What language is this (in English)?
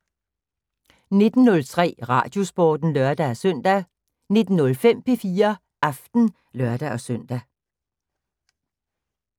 Danish